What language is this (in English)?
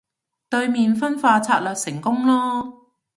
Cantonese